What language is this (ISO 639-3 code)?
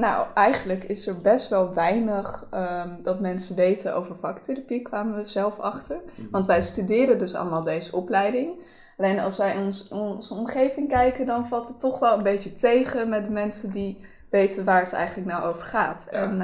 nld